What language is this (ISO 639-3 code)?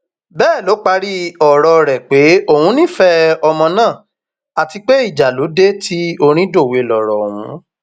yor